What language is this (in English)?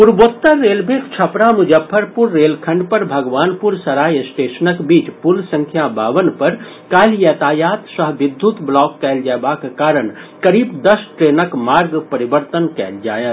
Maithili